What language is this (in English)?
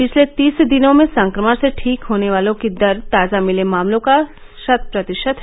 Hindi